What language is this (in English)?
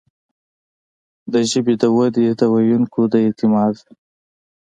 Pashto